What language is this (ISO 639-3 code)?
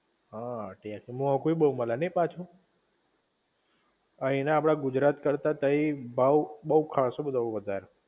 guj